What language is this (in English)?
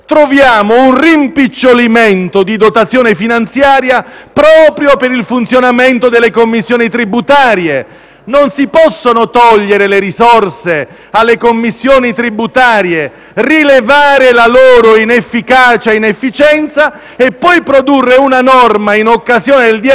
Italian